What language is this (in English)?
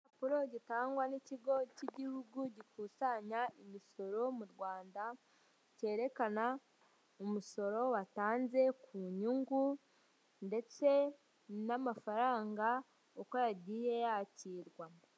Kinyarwanda